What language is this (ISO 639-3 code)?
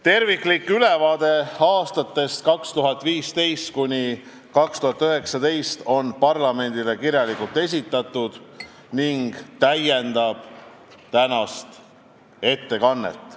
est